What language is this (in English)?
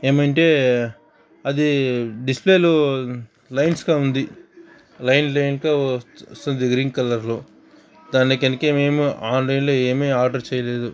Telugu